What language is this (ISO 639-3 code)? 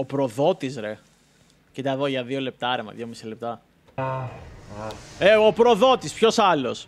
ell